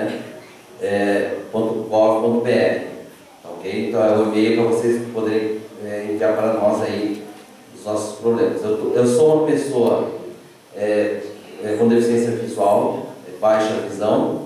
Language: Portuguese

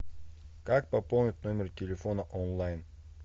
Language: Russian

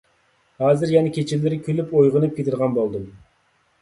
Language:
Uyghur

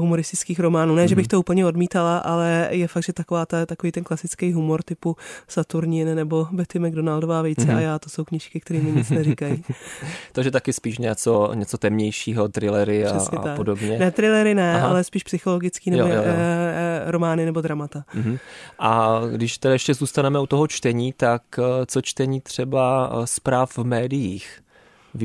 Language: Czech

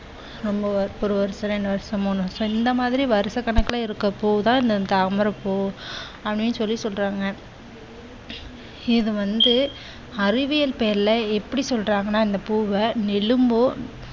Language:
Tamil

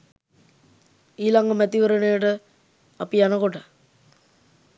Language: Sinhala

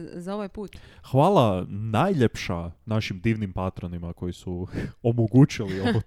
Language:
Croatian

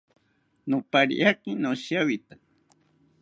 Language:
South Ucayali Ashéninka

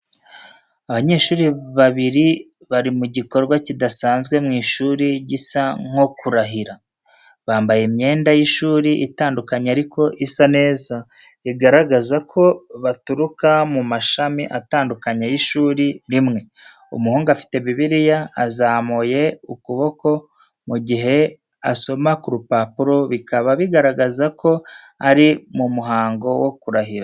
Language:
Kinyarwanda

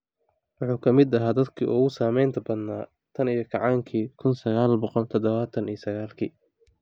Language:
Somali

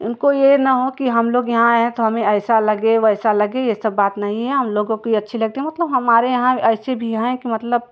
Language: Hindi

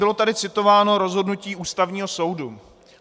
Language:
Czech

